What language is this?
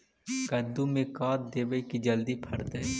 Magahi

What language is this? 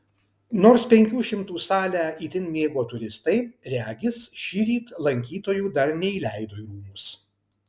Lithuanian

